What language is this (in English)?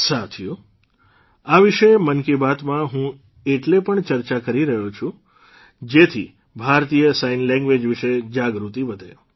Gujarati